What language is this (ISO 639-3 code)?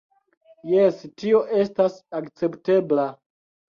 epo